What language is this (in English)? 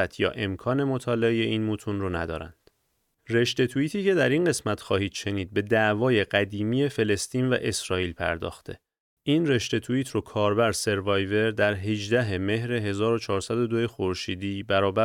Persian